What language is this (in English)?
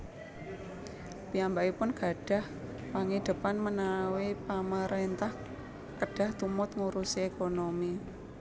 Javanese